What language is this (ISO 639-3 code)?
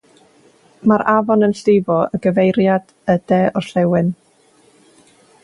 cym